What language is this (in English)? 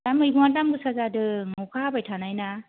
Bodo